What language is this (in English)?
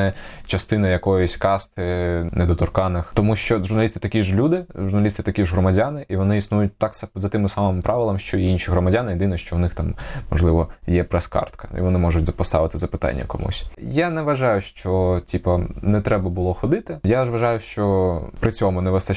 Ukrainian